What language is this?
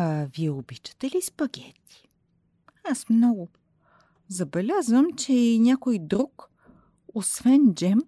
Bulgarian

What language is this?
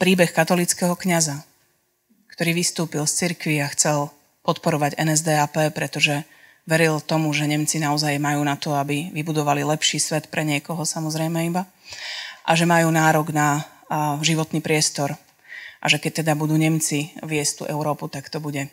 Slovak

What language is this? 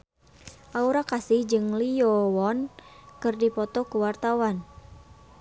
Sundanese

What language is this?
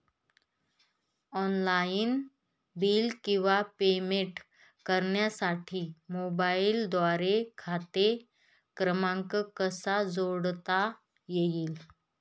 Marathi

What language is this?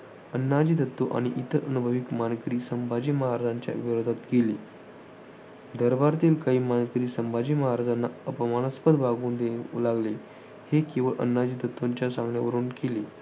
Marathi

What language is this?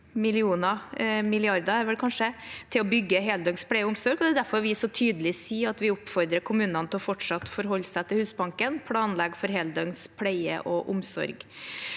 Norwegian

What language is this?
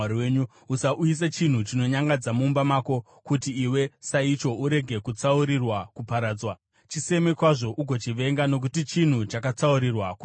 Shona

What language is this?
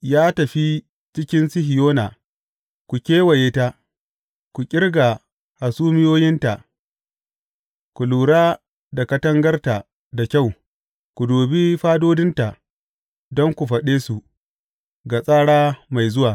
Hausa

